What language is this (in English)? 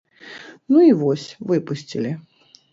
Belarusian